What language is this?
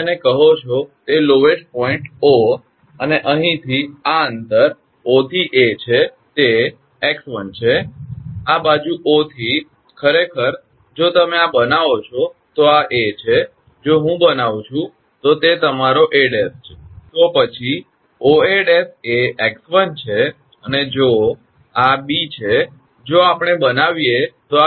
Gujarati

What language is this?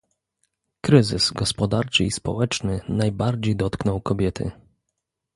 Polish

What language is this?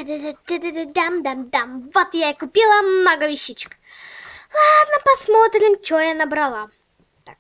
Russian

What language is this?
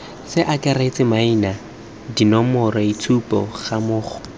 Tswana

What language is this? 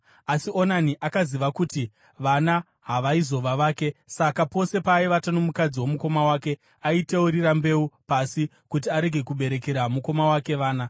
Shona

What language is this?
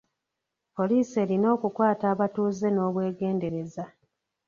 Ganda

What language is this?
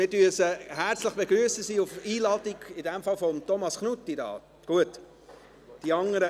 Swiss German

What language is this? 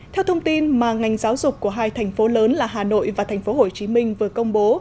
Vietnamese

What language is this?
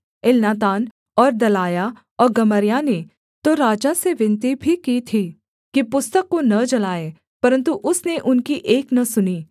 Hindi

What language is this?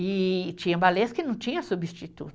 Portuguese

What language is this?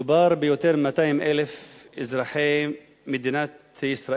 Hebrew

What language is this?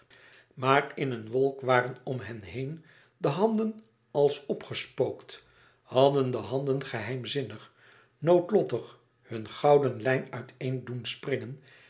Dutch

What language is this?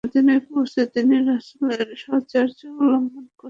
Bangla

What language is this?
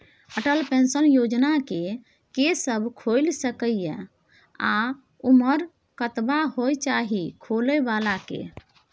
Maithili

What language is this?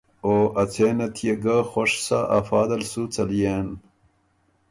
Ormuri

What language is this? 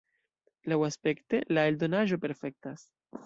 Esperanto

